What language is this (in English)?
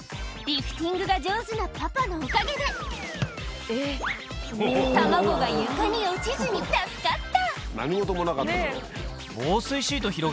Japanese